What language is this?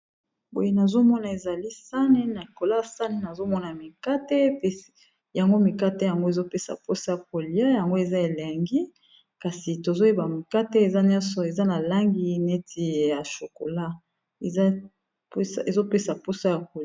Lingala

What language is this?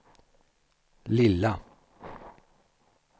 Swedish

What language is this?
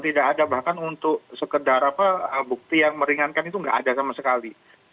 Indonesian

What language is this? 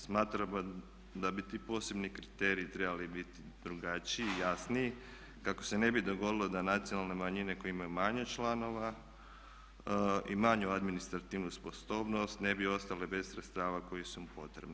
Croatian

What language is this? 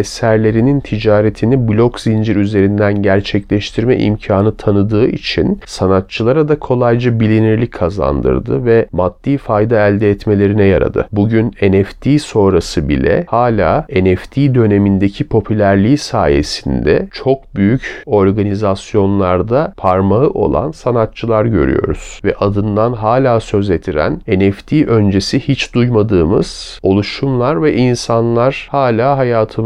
Turkish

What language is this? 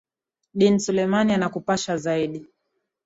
Swahili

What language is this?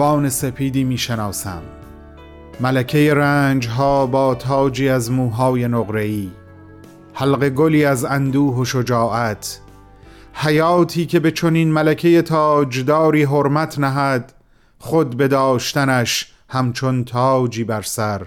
Persian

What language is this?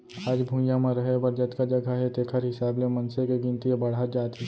Chhattisgarhi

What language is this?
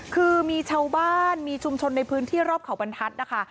Thai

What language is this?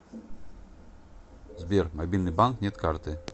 Russian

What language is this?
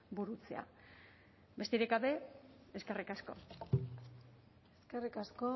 Basque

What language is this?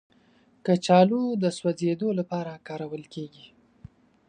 Pashto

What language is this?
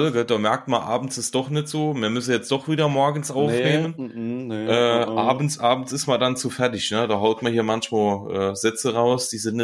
German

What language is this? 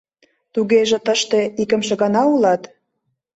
Mari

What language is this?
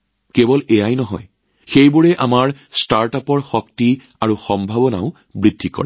Assamese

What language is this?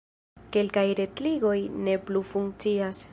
Esperanto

